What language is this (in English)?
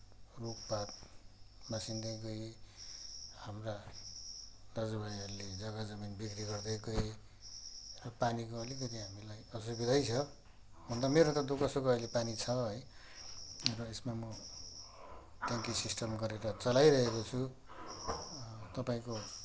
Nepali